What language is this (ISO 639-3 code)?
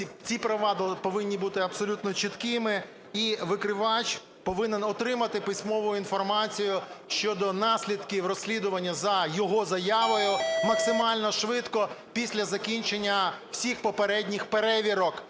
ukr